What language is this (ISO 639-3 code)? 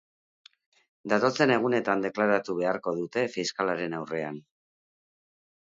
eus